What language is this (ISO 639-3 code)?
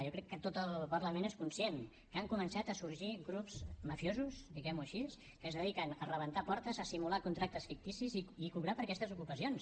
cat